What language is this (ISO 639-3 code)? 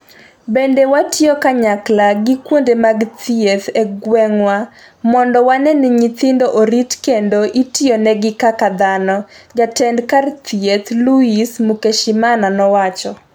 luo